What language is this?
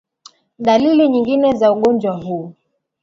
Swahili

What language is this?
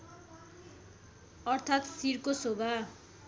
Nepali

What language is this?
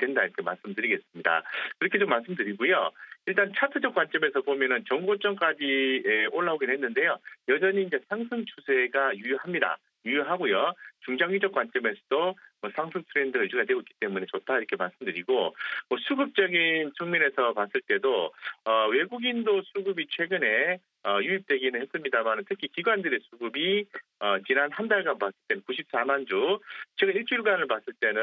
Korean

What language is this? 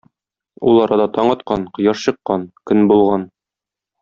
Tatar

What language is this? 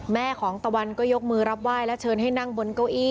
Thai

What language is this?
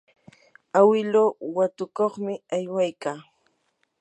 Yanahuanca Pasco Quechua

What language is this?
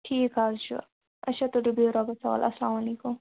Kashmiri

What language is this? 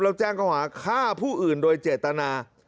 Thai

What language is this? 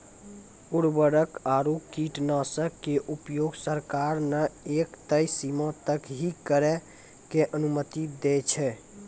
Maithili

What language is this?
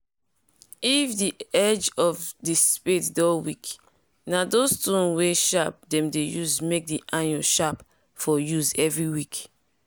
Nigerian Pidgin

